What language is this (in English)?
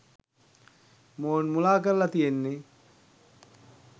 Sinhala